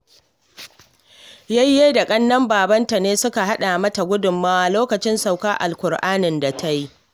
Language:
Hausa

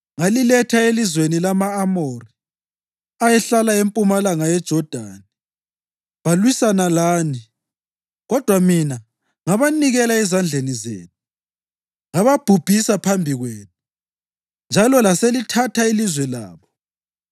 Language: North Ndebele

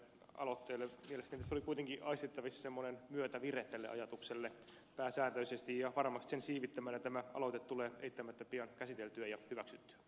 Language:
Finnish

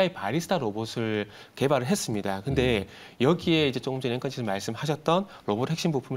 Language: Korean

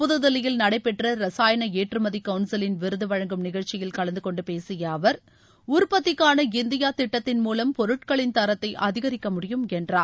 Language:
Tamil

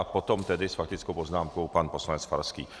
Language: Czech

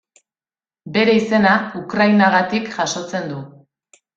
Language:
Basque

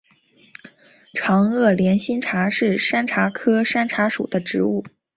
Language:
Chinese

